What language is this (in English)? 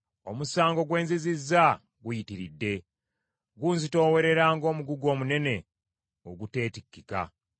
Ganda